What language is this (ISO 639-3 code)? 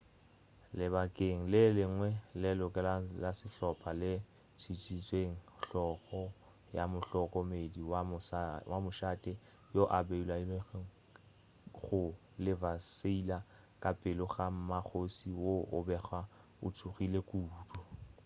nso